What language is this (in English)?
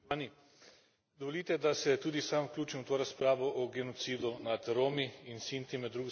Slovenian